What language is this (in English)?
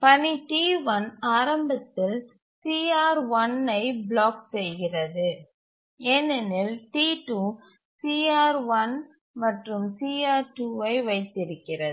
Tamil